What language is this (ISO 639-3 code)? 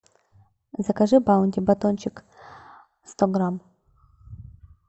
rus